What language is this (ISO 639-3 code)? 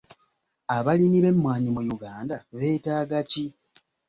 lug